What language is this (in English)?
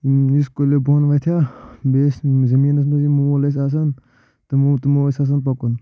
Kashmiri